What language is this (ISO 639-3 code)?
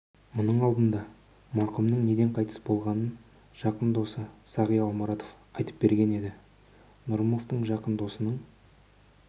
kaz